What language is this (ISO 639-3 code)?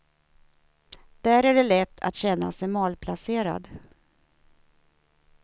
swe